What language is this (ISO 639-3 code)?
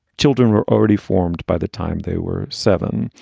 eng